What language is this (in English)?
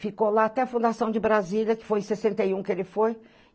Portuguese